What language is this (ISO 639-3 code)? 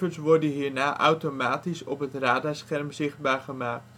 nld